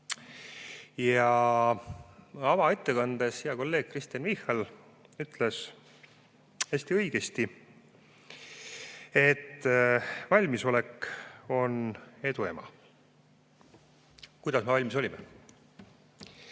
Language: Estonian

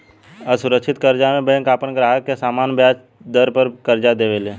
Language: Bhojpuri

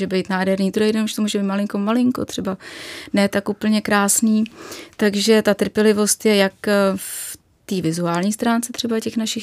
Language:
Czech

